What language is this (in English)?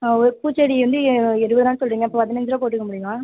Tamil